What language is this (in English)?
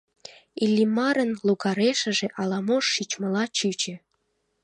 Mari